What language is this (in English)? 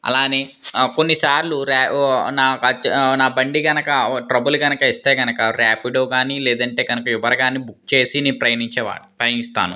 Telugu